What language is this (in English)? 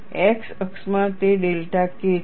Gujarati